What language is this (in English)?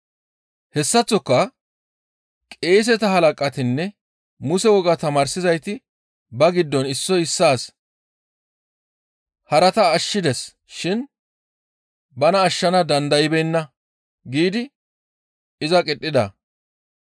Gamo